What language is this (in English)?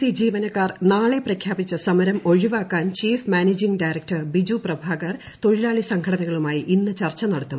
Malayalam